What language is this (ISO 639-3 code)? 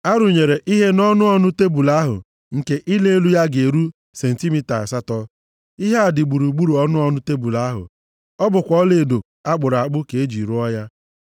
ibo